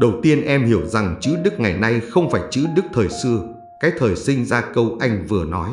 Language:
Vietnamese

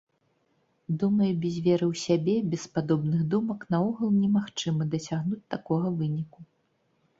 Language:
Belarusian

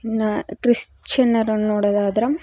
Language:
Kannada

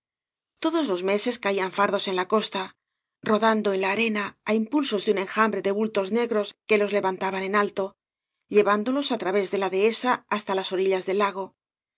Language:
Spanish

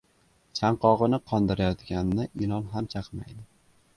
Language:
Uzbek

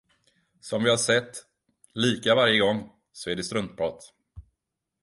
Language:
Swedish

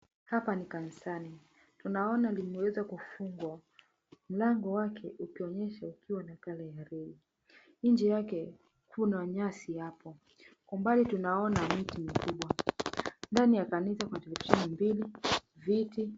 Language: Swahili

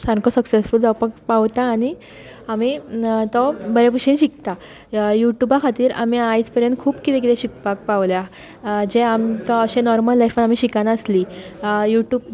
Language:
Konkani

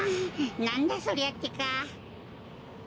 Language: Japanese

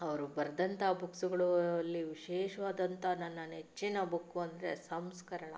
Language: Kannada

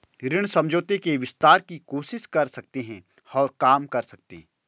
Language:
Hindi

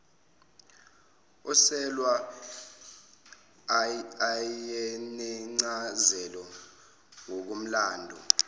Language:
Zulu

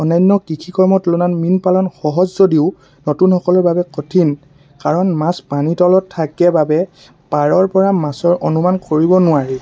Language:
Assamese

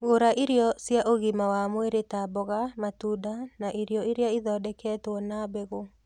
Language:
Kikuyu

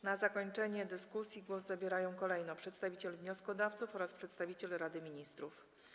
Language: Polish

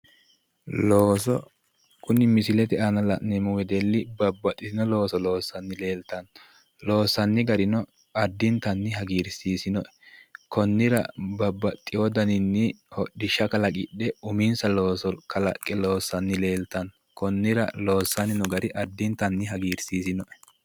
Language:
Sidamo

